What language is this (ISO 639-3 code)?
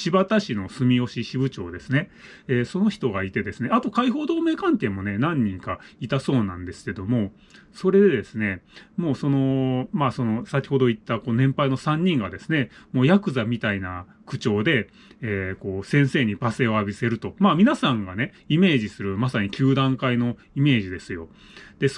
jpn